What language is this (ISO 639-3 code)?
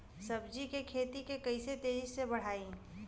bho